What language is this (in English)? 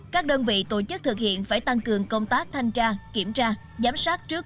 Vietnamese